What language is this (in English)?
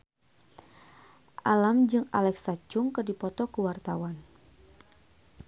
Sundanese